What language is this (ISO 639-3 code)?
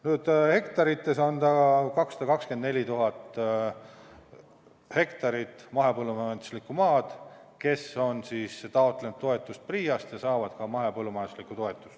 est